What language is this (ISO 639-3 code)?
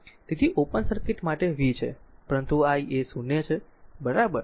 guj